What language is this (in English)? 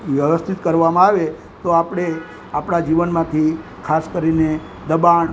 Gujarati